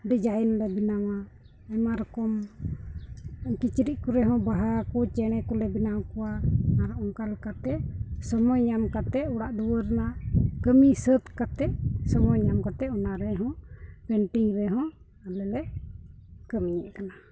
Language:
Santali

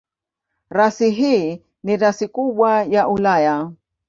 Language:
Swahili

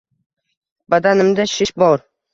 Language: Uzbek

